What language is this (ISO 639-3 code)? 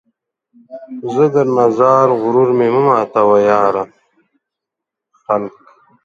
pus